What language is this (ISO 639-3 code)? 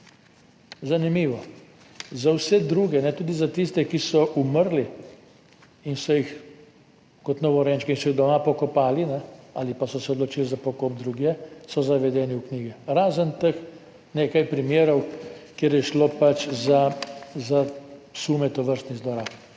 slv